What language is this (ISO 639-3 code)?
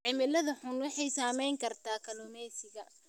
som